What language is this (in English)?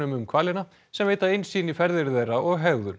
Icelandic